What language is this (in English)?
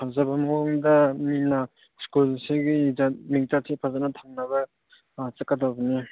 Manipuri